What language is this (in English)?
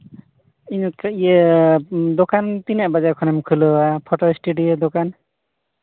Santali